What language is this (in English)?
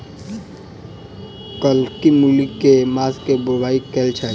Maithili